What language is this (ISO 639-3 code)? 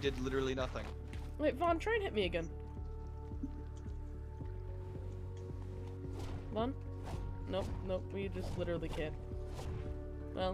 eng